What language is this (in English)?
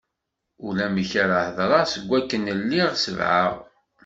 Kabyle